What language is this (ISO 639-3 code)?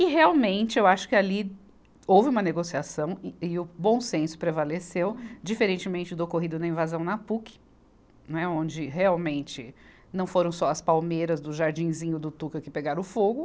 por